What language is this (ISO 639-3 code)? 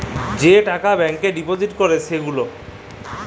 ben